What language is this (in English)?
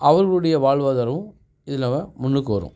Tamil